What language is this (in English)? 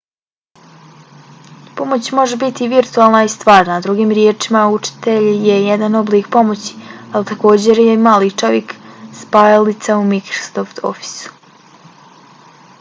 Bosnian